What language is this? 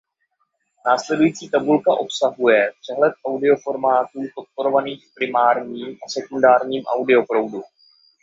Czech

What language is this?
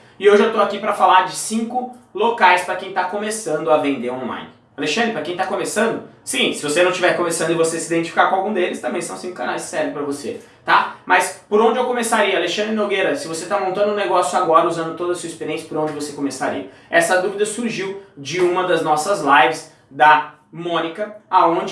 Portuguese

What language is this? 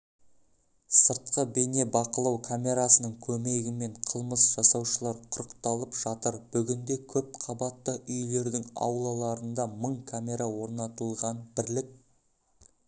Kazakh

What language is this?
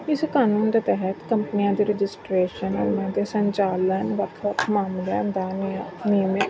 Punjabi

